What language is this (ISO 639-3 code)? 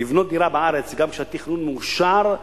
heb